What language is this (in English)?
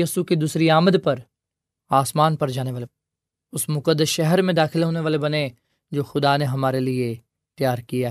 Urdu